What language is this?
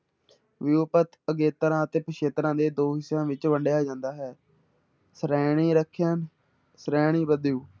Punjabi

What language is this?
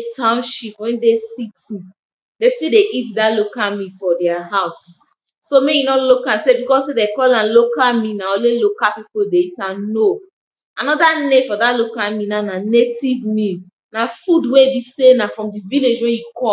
Nigerian Pidgin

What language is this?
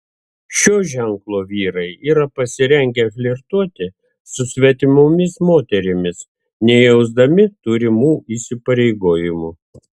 Lithuanian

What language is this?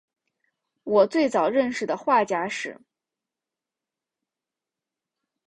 Chinese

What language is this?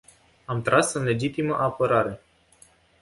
Romanian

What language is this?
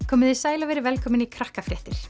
Icelandic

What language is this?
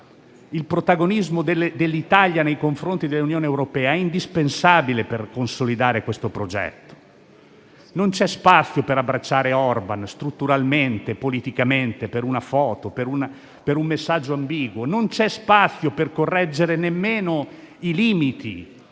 Italian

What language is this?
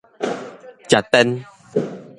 Min Nan Chinese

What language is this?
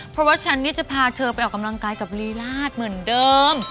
Thai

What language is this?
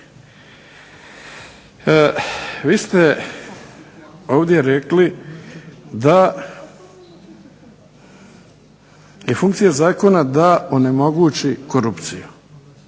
Croatian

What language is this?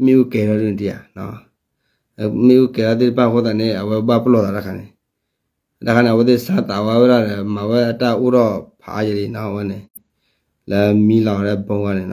Thai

